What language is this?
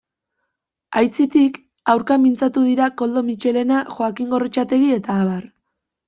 Basque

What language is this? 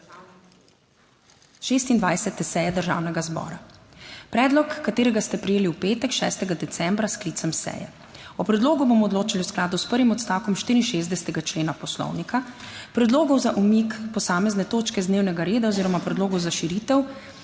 Slovenian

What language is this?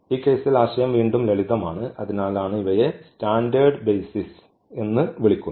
Malayalam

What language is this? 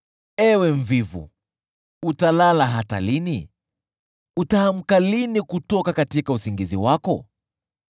Swahili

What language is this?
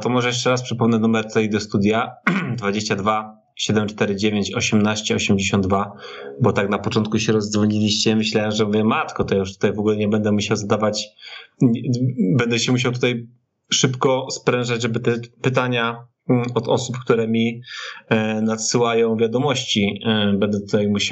Polish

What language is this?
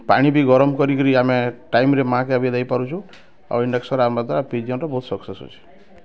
Odia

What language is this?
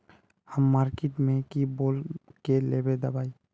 Magahi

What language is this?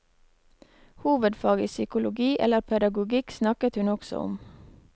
Norwegian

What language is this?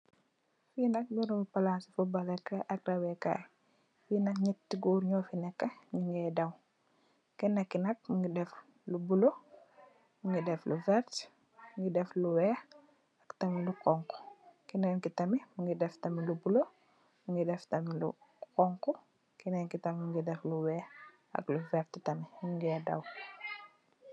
Wolof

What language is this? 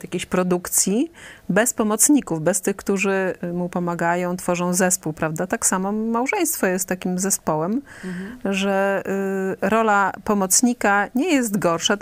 Polish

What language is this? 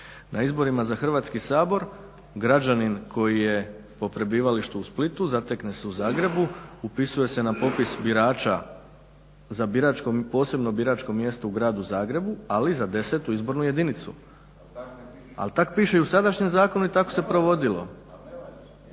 Croatian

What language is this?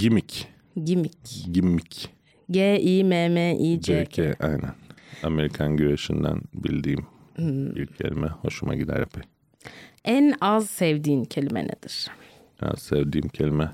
Turkish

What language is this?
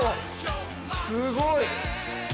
Japanese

